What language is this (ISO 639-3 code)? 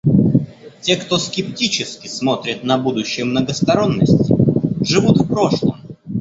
rus